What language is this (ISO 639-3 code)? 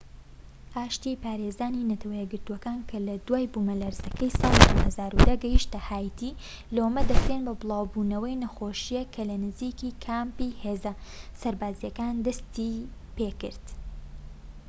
ckb